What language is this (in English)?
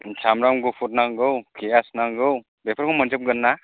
Bodo